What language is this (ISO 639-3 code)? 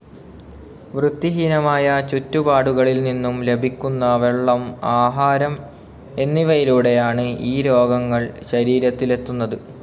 mal